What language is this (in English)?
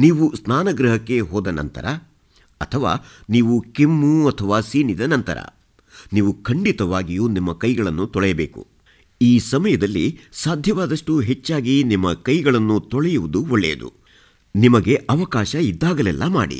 Kannada